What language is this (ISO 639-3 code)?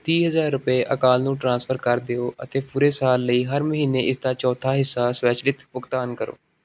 pan